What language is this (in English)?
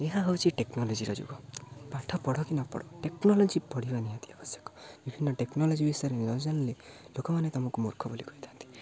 Odia